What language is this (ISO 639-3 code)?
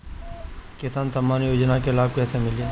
bho